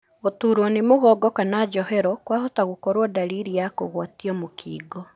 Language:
Kikuyu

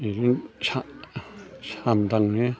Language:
Bodo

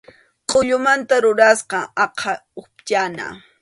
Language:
Arequipa-La Unión Quechua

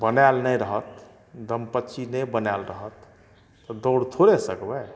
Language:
Maithili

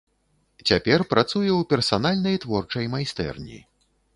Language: Belarusian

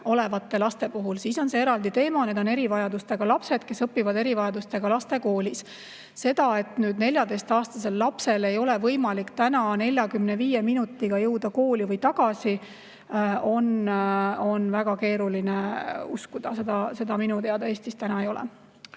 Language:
Estonian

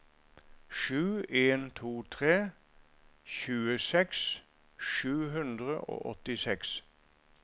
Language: Norwegian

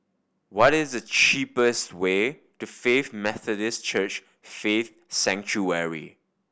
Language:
English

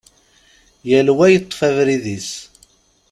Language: Kabyle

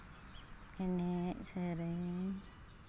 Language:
Santali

